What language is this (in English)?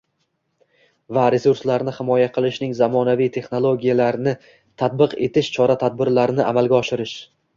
Uzbek